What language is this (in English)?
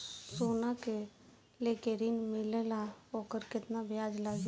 Bhojpuri